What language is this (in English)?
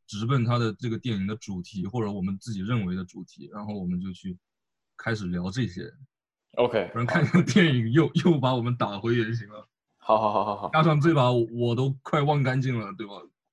Chinese